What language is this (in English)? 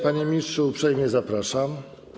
Polish